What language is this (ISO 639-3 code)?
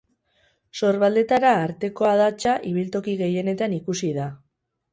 eus